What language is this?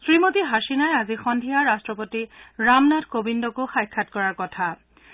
Assamese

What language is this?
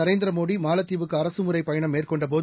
Tamil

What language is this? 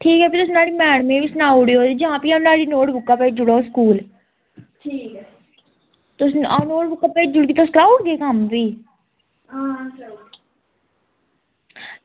Dogri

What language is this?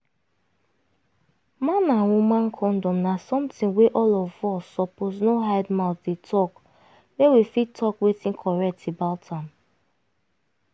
Nigerian Pidgin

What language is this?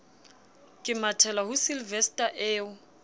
Southern Sotho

